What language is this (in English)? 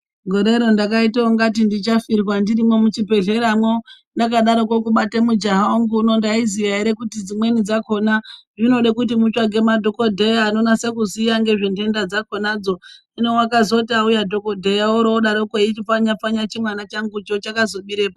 Ndau